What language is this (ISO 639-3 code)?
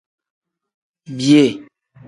kdh